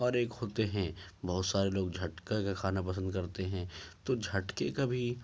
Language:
Urdu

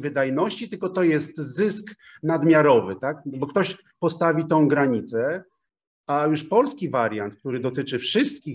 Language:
Polish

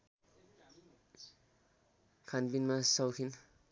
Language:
Nepali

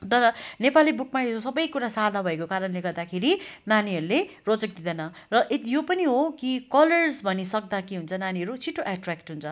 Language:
Nepali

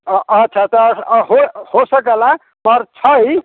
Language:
Maithili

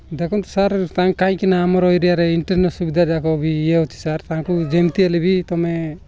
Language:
Odia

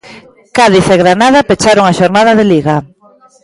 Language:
Galician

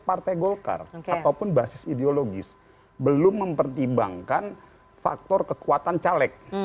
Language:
Indonesian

